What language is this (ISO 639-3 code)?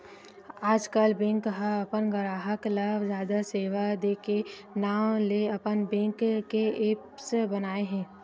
hne